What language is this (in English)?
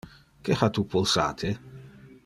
Interlingua